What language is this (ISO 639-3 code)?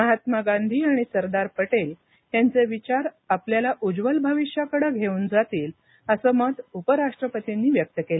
mar